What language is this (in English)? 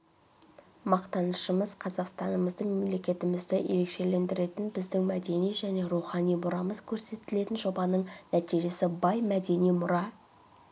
Kazakh